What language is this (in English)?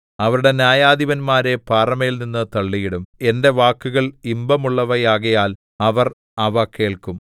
Malayalam